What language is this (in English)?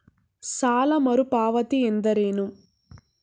Kannada